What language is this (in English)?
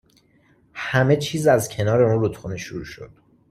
Persian